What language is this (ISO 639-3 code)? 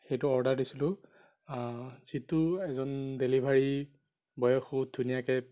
asm